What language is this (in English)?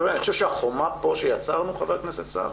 Hebrew